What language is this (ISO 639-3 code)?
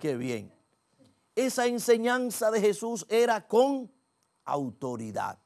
spa